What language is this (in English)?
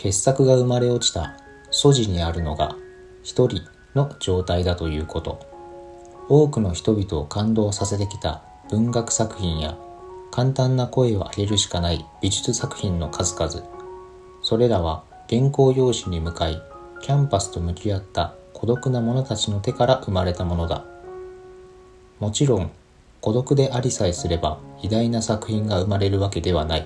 Japanese